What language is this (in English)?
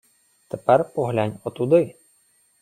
Ukrainian